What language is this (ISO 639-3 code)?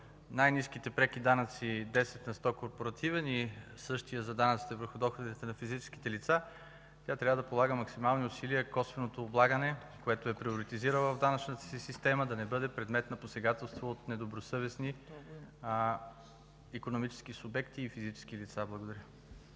bul